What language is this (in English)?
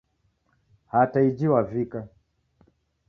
Taita